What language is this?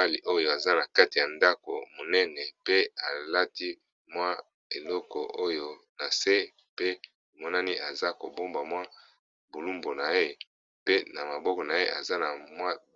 Lingala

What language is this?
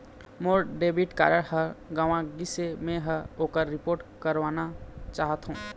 Chhattisgarhi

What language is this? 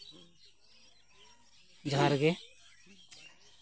Santali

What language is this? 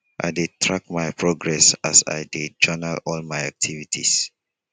Nigerian Pidgin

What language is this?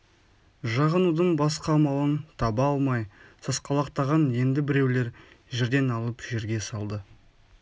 Kazakh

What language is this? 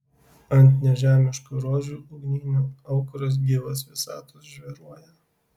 Lithuanian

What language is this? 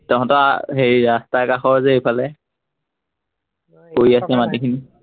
Assamese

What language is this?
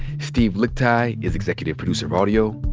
English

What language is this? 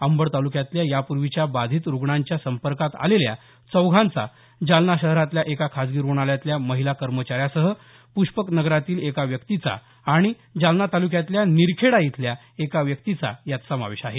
Marathi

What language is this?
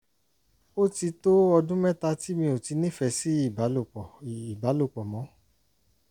Yoruba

